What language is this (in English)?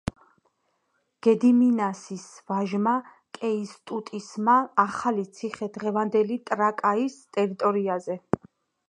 Georgian